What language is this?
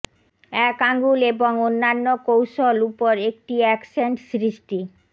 Bangla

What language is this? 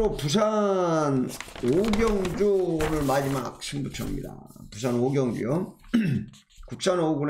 Korean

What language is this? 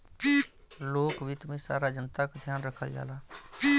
Bhojpuri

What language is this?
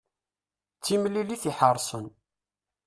Kabyle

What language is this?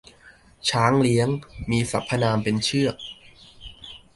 Thai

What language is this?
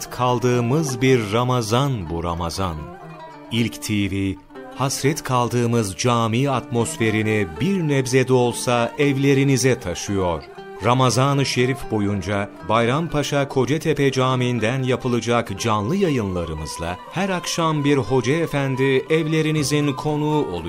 Turkish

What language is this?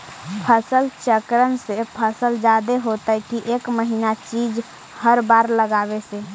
Magahi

